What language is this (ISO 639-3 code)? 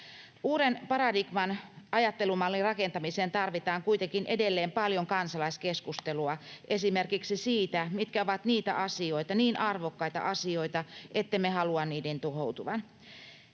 fin